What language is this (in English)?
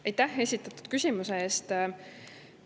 Estonian